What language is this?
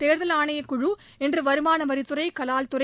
Tamil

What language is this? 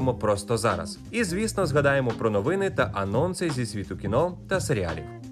Ukrainian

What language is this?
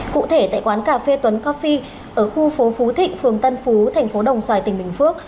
Vietnamese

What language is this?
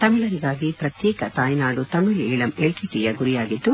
Kannada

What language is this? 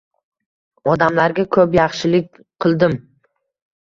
Uzbek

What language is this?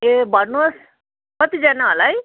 Nepali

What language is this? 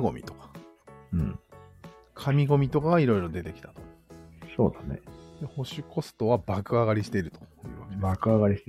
Japanese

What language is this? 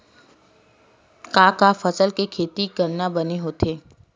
Chhattisgarhi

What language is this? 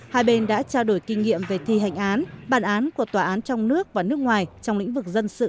Vietnamese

